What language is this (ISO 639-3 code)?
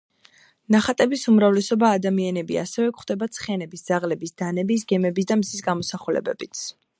kat